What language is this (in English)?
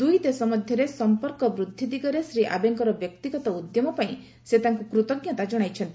Odia